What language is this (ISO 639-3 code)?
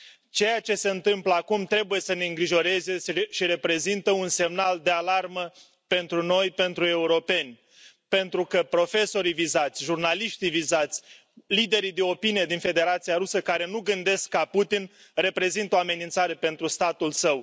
ron